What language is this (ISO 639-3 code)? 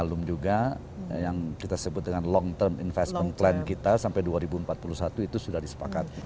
ind